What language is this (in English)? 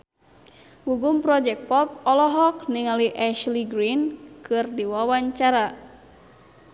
Sundanese